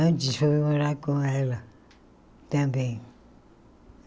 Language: Portuguese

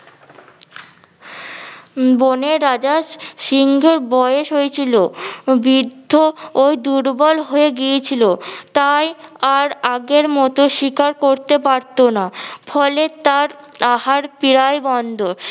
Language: Bangla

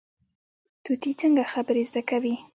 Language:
Pashto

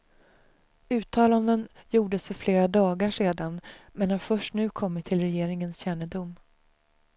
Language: Swedish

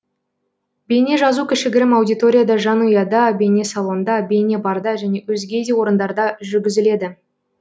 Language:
Kazakh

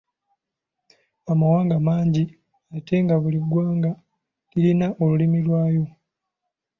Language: Ganda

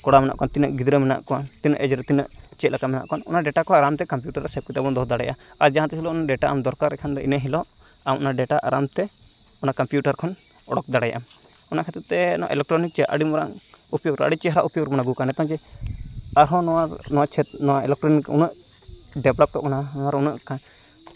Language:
Santali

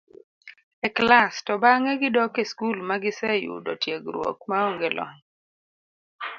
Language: Luo (Kenya and Tanzania)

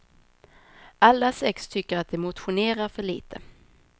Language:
Swedish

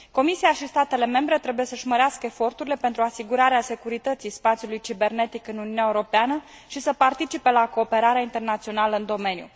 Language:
Romanian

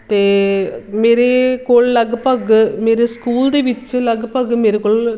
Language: Punjabi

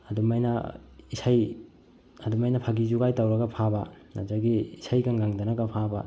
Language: Manipuri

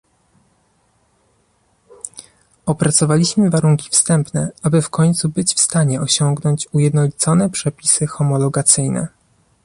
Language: Polish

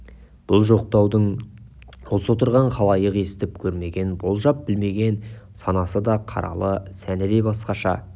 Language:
Kazakh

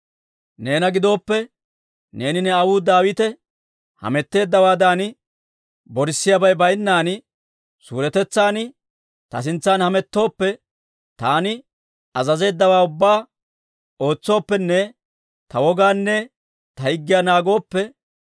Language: Dawro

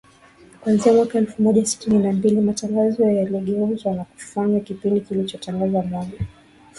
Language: Swahili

